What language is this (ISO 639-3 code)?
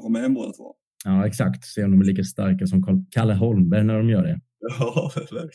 swe